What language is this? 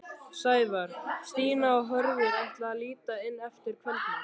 Icelandic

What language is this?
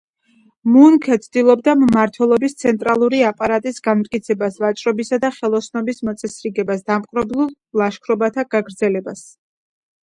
Georgian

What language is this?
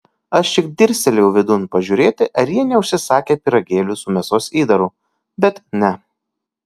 Lithuanian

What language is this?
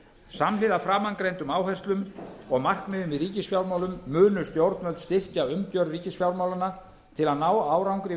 Icelandic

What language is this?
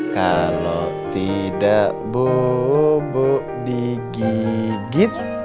Indonesian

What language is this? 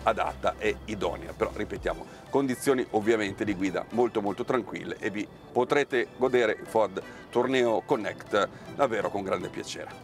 Italian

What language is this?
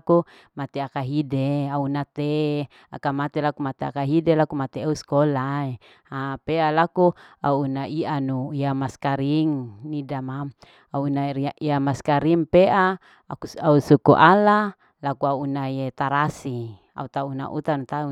Larike-Wakasihu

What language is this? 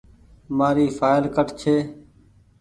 Goaria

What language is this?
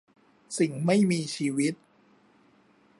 Thai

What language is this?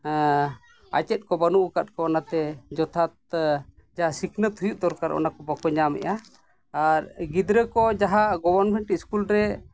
Santali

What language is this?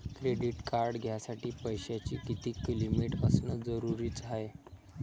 Marathi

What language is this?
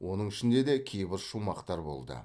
Kazakh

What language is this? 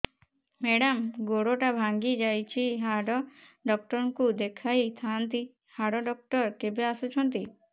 Odia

